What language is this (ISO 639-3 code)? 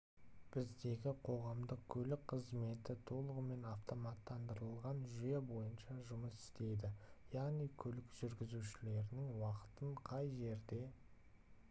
kaz